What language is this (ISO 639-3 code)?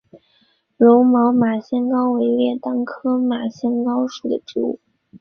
zho